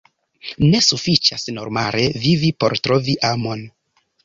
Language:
Esperanto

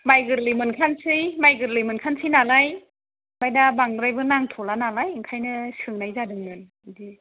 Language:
Bodo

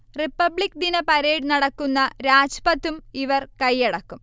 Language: Malayalam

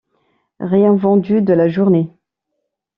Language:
French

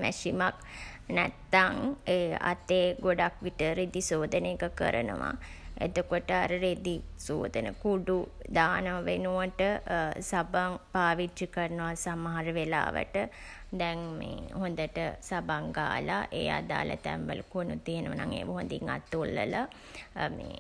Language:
Sinhala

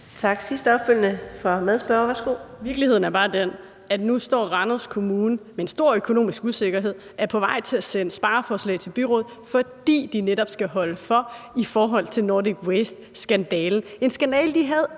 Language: Danish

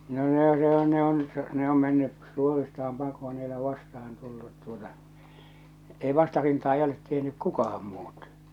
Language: Finnish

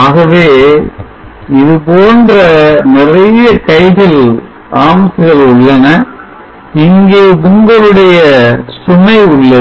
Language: Tamil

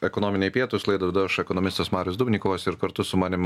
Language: Lithuanian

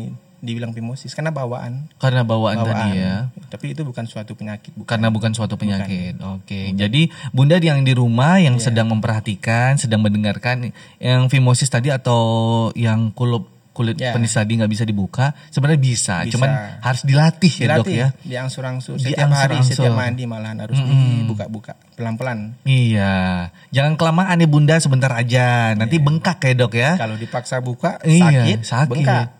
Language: Indonesian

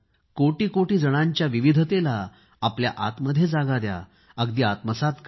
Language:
Marathi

